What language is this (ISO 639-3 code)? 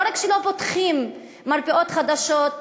heb